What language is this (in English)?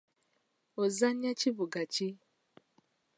Ganda